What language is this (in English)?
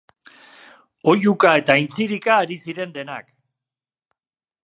Basque